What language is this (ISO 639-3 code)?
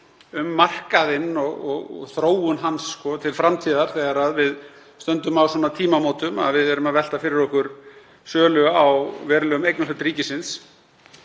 isl